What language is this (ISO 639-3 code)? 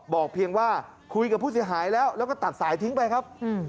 tha